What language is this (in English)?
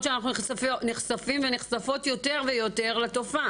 Hebrew